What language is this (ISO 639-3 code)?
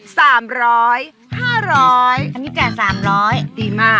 tha